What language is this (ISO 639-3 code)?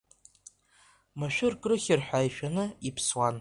abk